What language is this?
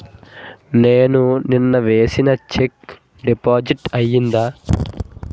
Telugu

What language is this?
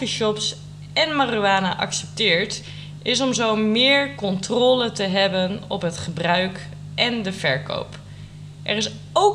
Dutch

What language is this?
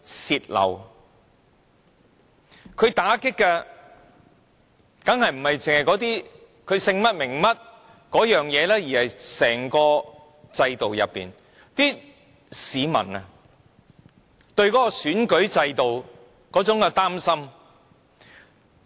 Cantonese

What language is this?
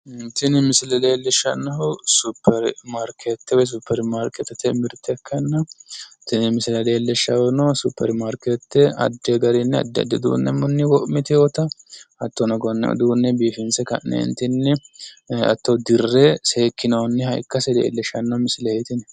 Sidamo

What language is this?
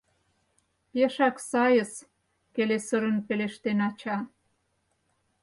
Mari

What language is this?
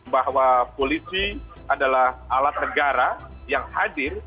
Indonesian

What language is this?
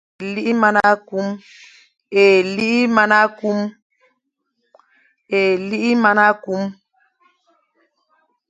Fang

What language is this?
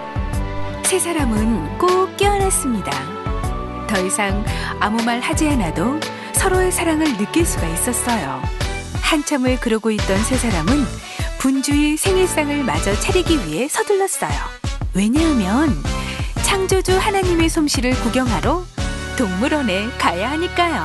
Korean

